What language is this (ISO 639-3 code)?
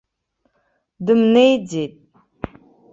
abk